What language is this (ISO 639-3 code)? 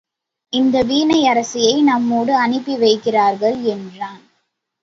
tam